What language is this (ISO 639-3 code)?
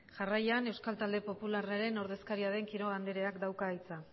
eus